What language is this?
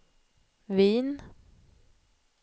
Swedish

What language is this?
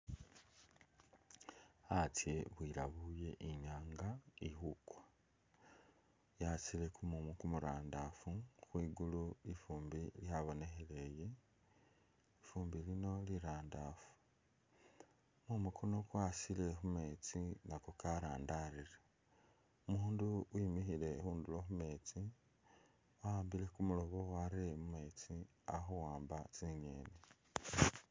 Masaaba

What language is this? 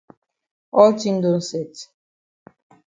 Cameroon Pidgin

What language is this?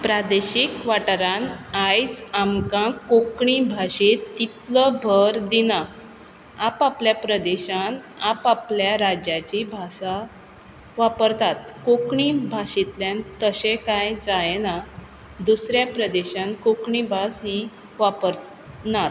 Konkani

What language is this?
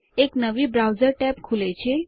Gujarati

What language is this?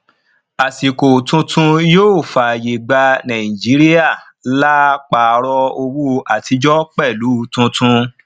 Yoruba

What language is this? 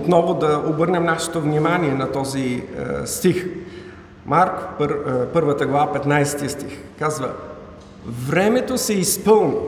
Bulgarian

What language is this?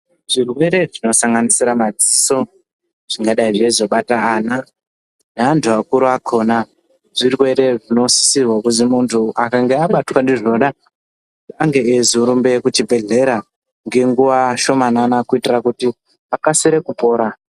Ndau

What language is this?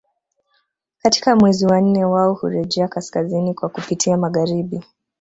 Swahili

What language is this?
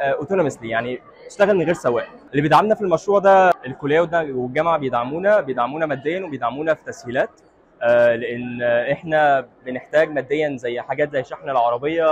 Arabic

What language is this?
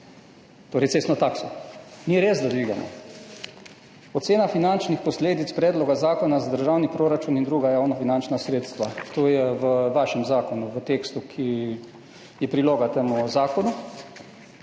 Slovenian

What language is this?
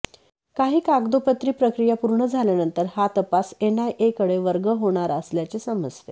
Marathi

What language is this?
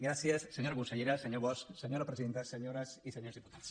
Catalan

